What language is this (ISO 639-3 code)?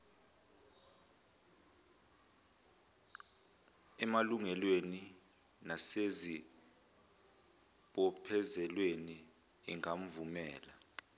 zul